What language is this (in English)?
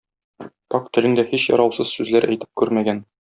Tatar